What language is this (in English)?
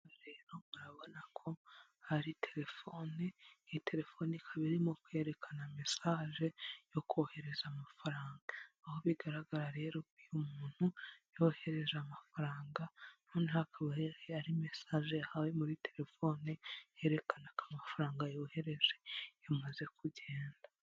Kinyarwanda